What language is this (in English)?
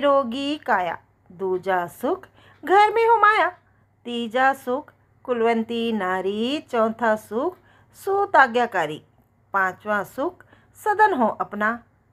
Hindi